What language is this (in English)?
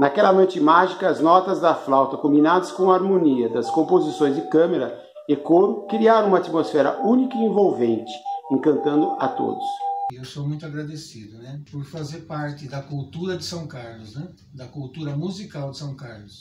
Portuguese